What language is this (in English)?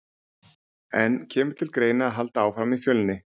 Icelandic